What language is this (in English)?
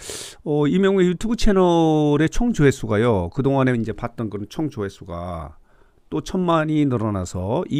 Korean